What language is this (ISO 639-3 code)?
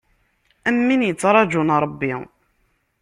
kab